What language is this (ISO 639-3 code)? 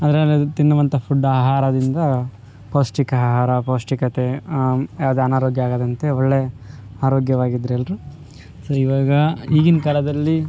kan